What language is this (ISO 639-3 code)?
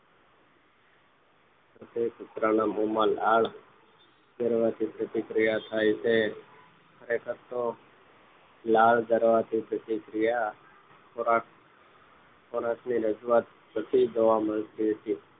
guj